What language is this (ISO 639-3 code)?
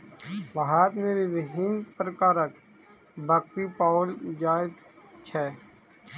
mai